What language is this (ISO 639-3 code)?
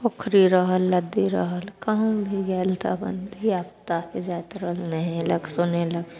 mai